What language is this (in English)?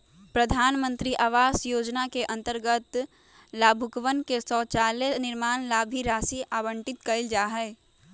Magahi